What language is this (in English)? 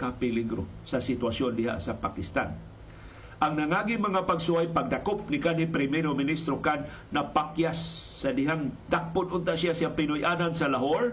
Filipino